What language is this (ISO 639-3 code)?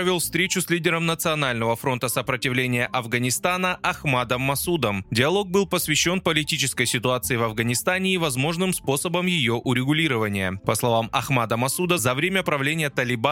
rus